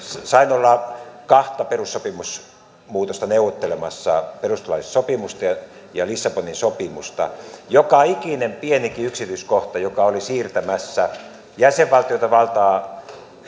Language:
Finnish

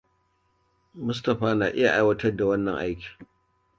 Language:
Hausa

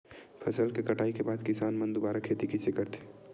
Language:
Chhattisgarhi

